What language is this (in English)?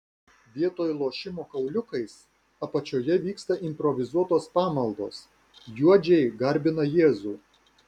Lithuanian